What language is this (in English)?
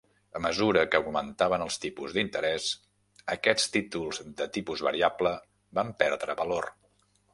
Catalan